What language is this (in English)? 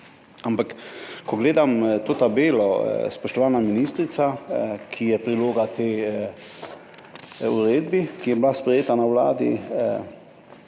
Slovenian